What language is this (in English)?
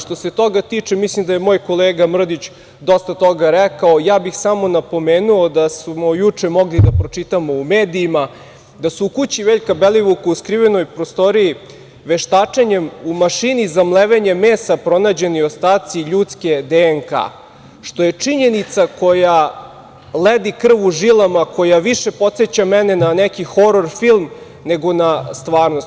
Serbian